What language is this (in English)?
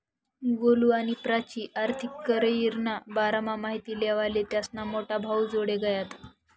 Marathi